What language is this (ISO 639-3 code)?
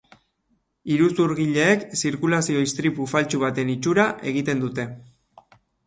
eus